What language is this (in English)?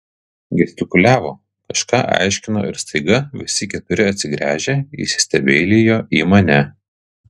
Lithuanian